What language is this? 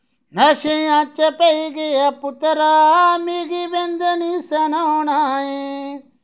Dogri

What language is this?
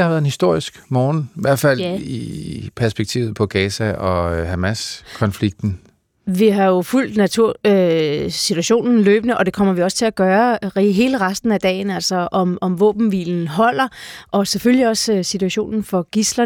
Danish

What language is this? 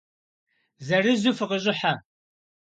Kabardian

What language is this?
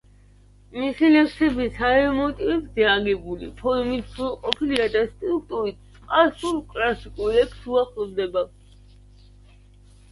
Georgian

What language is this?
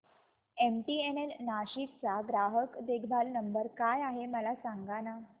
Marathi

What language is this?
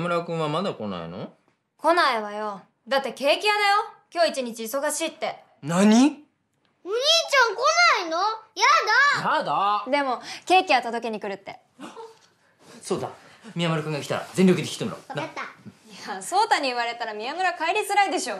Japanese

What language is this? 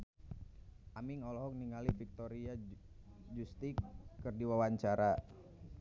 Sundanese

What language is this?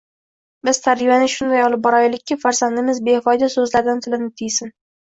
Uzbek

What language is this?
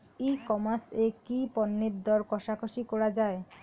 Bangla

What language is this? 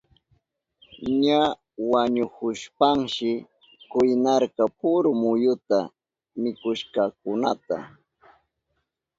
Southern Pastaza Quechua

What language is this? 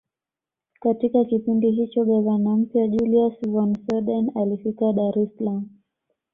Swahili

